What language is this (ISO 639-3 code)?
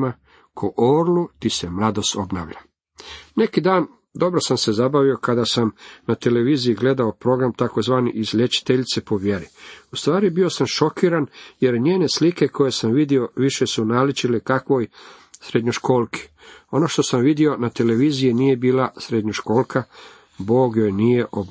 hrv